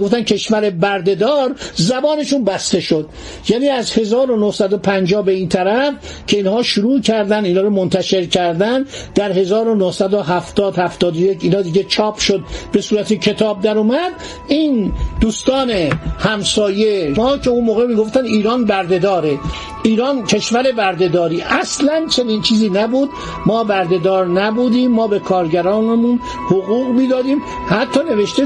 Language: Persian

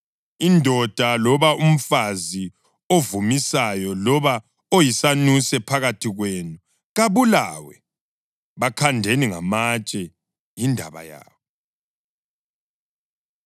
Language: North Ndebele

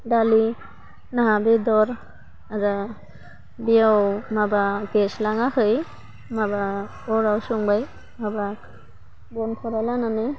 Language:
Bodo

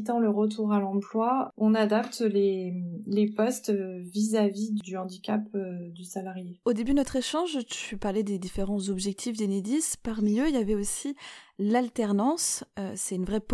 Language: French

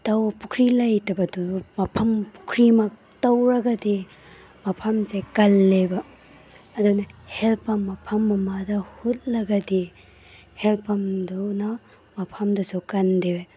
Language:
Manipuri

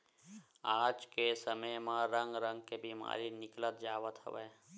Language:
Chhattisgarhi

